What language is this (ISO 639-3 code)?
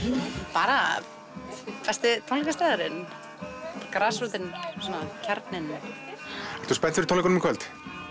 isl